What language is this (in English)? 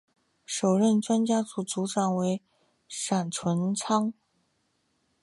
Chinese